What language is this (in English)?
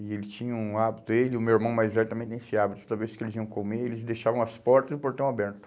Portuguese